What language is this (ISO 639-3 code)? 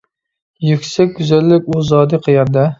uig